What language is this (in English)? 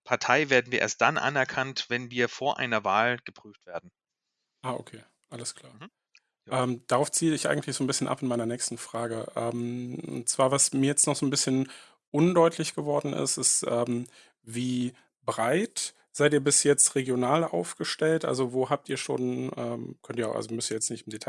German